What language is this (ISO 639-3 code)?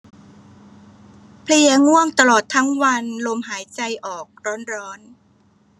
tha